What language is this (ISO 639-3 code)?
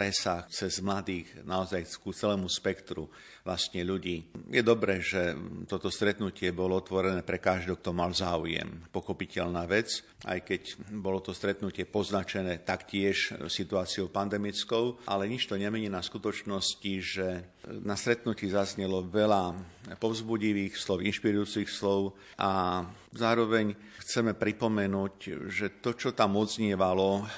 slk